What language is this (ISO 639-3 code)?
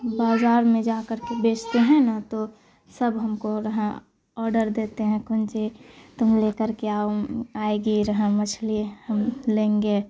urd